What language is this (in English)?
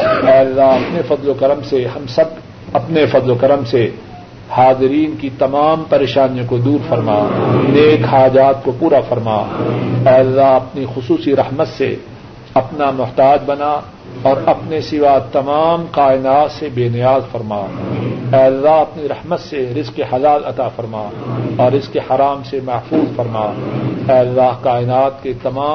Urdu